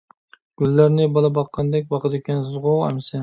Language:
Uyghur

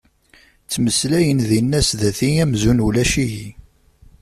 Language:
Kabyle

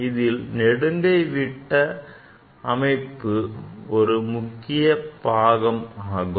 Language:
Tamil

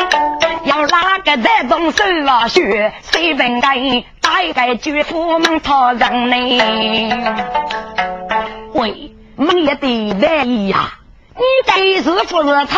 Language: Chinese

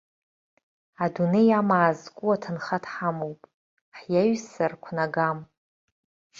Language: Abkhazian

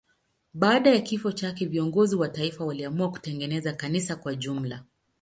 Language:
Swahili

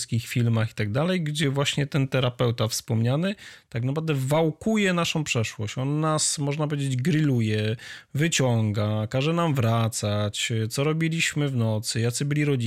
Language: Polish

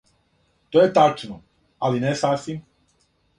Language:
Serbian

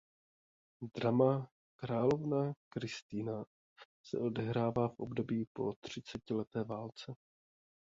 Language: Czech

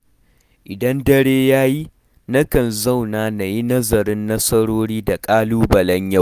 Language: Hausa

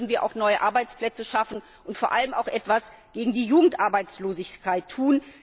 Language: German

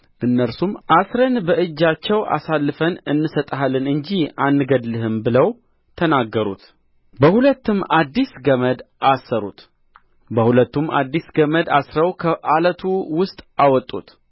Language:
Amharic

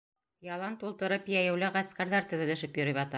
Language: Bashkir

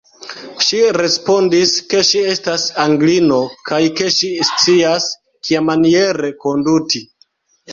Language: Esperanto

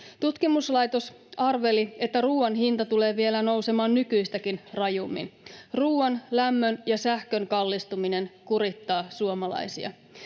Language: Finnish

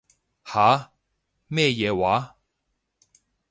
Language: Cantonese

